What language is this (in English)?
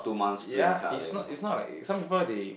English